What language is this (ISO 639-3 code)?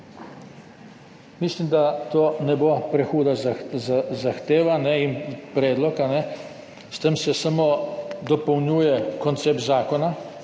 slv